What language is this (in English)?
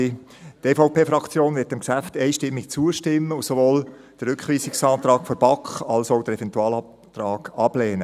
Swiss German